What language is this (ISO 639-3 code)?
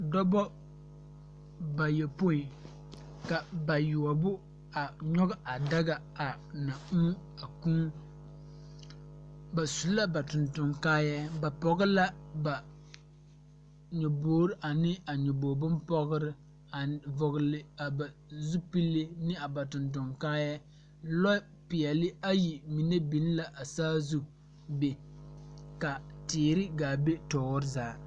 dga